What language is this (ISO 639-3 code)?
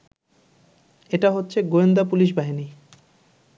ben